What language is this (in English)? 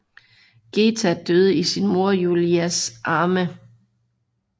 Danish